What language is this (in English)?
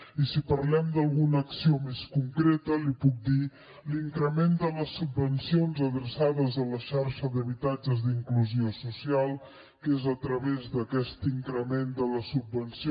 Catalan